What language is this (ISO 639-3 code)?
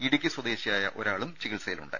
mal